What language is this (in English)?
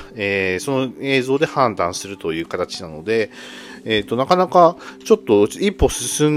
Japanese